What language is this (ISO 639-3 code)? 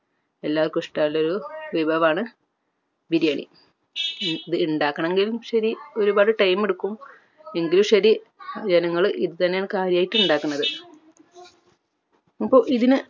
mal